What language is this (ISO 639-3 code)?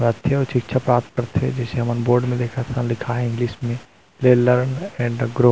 hne